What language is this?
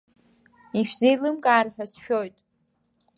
Abkhazian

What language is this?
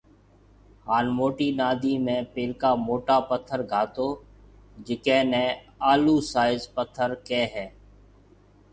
Marwari (Pakistan)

